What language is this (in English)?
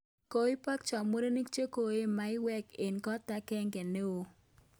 Kalenjin